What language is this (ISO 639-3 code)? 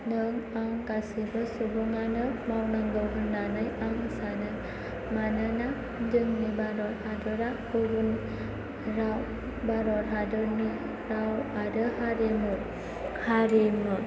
brx